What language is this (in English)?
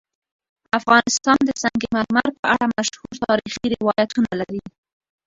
Pashto